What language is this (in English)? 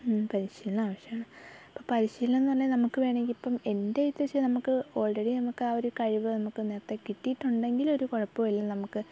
Malayalam